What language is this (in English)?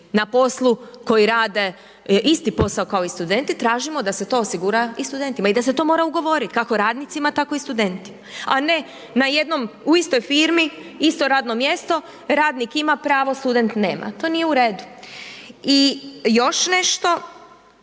Croatian